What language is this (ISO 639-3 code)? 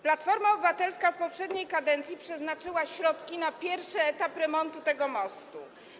pol